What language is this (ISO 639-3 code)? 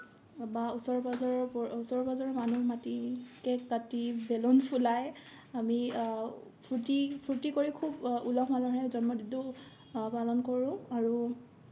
asm